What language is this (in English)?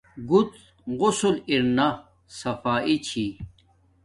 Domaaki